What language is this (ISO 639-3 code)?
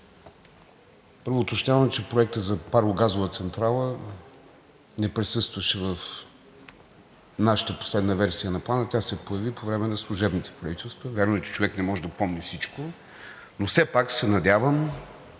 bul